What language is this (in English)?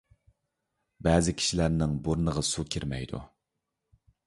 Uyghur